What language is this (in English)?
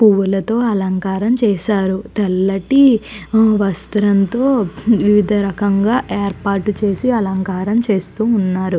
Telugu